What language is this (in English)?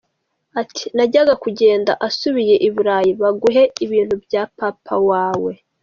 Kinyarwanda